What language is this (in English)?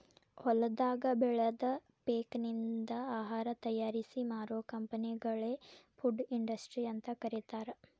Kannada